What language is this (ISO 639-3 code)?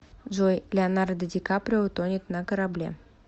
rus